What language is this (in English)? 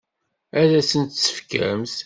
Kabyle